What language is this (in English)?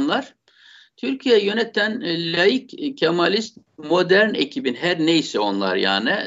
Turkish